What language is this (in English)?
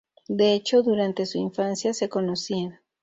Spanish